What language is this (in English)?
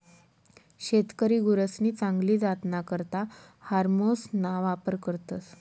Marathi